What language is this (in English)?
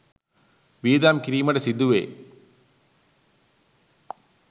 Sinhala